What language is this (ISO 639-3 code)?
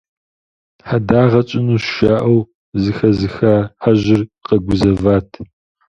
kbd